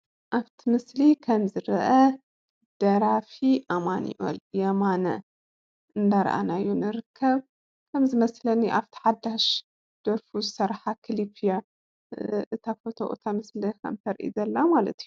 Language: Tigrinya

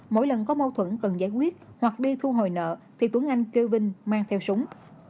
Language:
Vietnamese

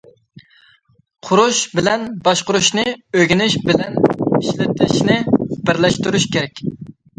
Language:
Uyghur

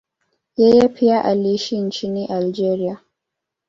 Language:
Swahili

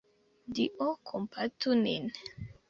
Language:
Esperanto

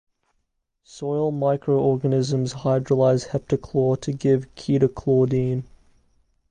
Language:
English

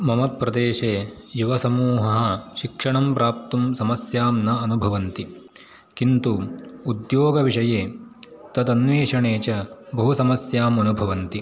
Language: Sanskrit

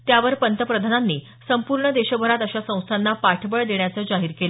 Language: Marathi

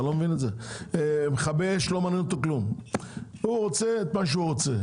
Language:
Hebrew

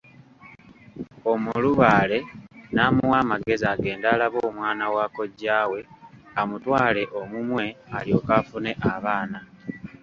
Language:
Ganda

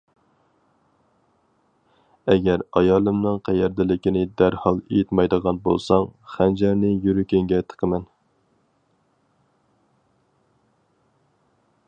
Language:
Uyghur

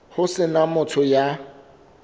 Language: Southern Sotho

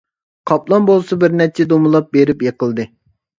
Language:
Uyghur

